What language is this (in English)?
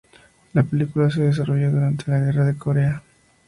Spanish